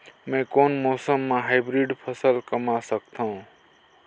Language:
Chhattisgarhi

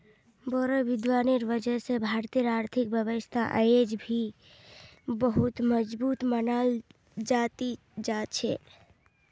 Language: Magahi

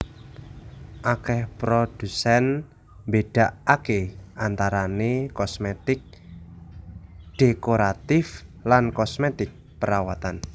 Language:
Javanese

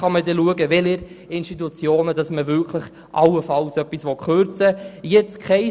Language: Swiss German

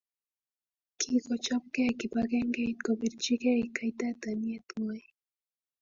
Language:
Kalenjin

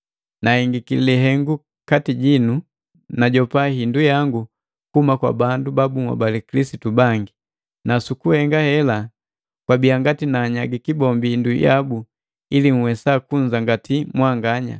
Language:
Matengo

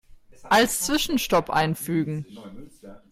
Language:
German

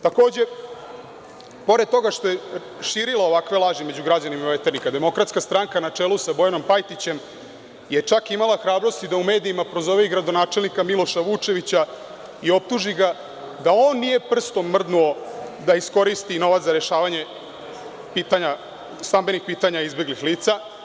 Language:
Serbian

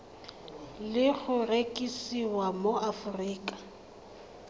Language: Tswana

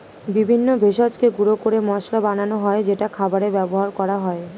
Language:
Bangla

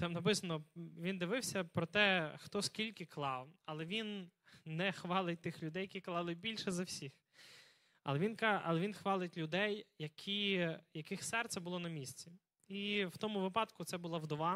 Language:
Ukrainian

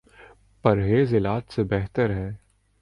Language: Urdu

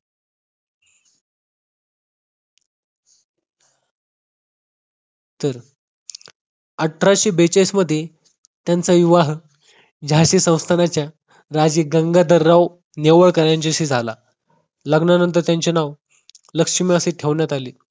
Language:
Marathi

